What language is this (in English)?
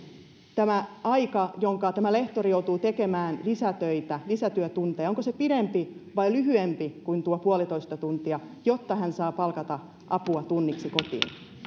Finnish